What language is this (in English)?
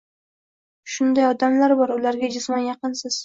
Uzbek